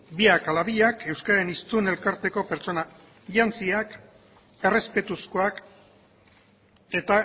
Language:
Basque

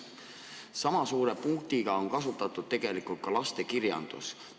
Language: Estonian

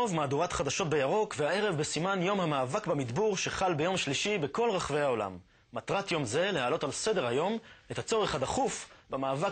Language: Hebrew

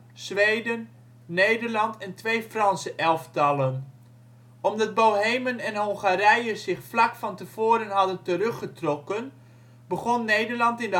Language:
Dutch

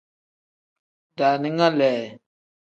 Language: Tem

